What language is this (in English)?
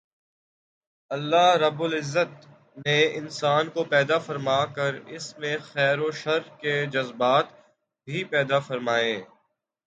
Urdu